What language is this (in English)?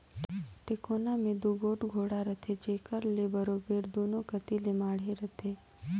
Chhattisgarhi